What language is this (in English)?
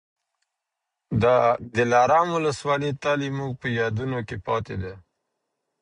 Pashto